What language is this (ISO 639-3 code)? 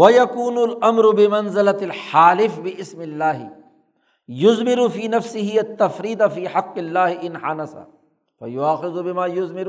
urd